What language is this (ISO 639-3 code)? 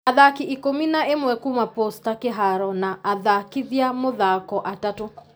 kik